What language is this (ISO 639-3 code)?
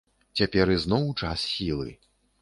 bel